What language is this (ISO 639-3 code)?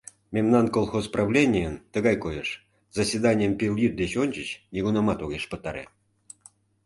chm